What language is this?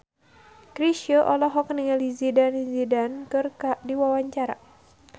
Sundanese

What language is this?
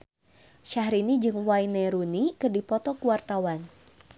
Sundanese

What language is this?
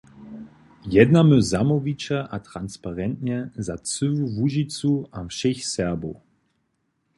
Upper Sorbian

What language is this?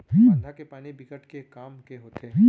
Chhattisgarhi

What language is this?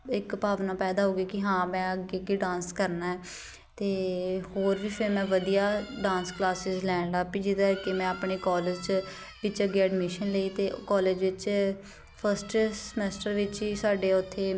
Punjabi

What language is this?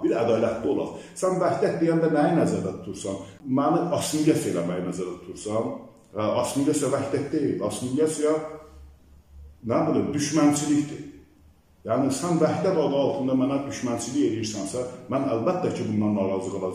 Turkish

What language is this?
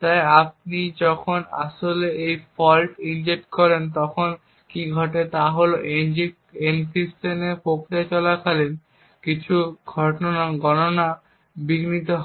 Bangla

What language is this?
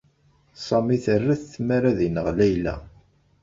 Kabyle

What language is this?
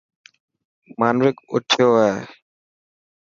Dhatki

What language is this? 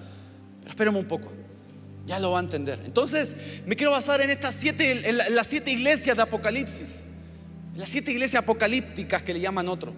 Spanish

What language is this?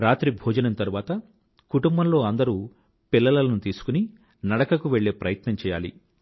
Telugu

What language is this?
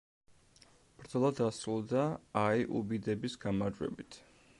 Georgian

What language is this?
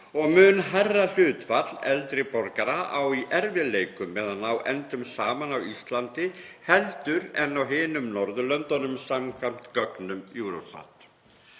Icelandic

